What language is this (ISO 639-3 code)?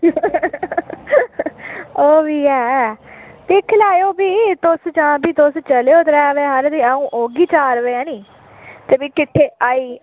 doi